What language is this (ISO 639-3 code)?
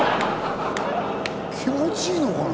jpn